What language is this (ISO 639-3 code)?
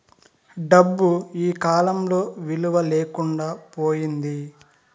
tel